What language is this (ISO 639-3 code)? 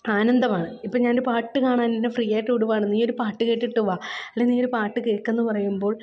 mal